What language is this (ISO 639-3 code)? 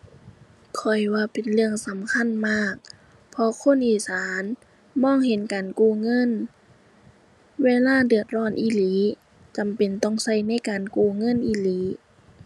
tha